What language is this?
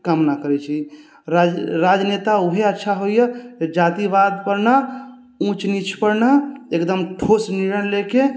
Maithili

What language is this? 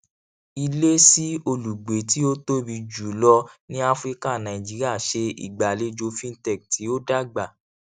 Yoruba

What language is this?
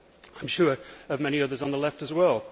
English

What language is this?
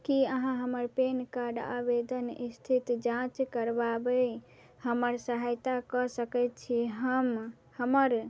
Maithili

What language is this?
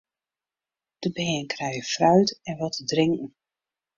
Western Frisian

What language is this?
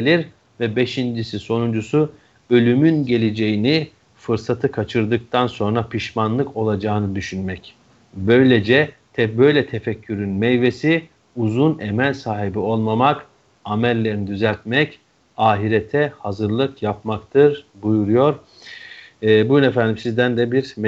Turkish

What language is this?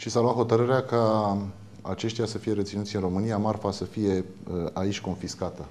Romanian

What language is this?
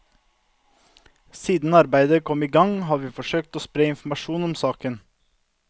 Norwegian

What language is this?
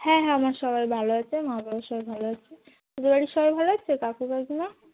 Bangla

